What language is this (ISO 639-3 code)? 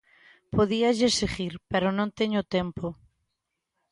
glg